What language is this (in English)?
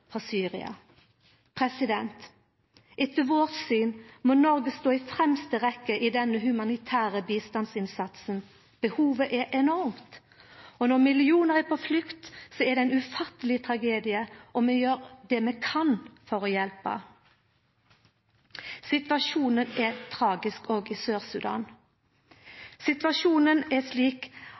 Norwegian Nynorsk